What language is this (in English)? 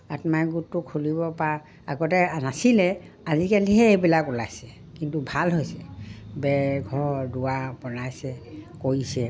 Assamese